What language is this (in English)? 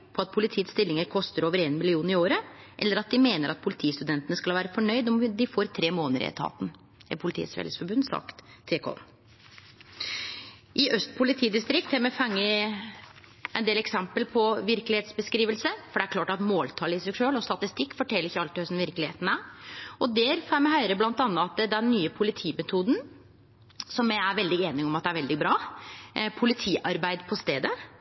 Norwegian Nynorsk